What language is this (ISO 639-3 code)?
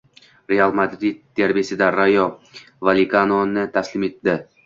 uzb